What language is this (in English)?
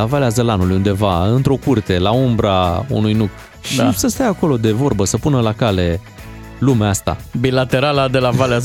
Romanian